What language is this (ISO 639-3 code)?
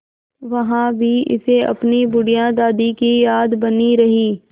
hin